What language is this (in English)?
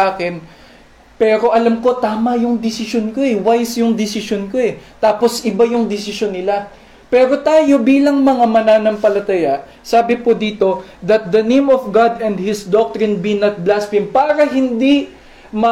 Filipino